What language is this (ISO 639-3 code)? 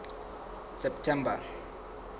sot